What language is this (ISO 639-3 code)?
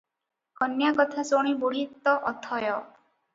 ori